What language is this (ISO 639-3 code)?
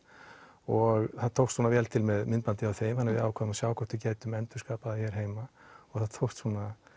isl